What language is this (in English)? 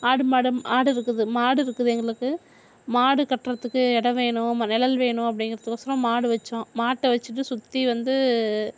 Tamil